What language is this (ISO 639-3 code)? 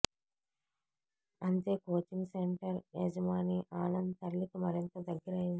tel